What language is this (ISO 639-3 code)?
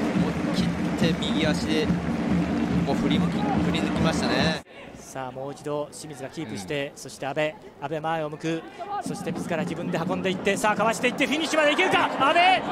jpn